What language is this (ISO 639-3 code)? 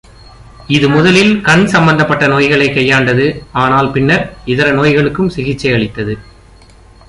tam